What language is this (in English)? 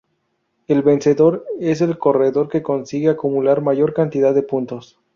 Spanish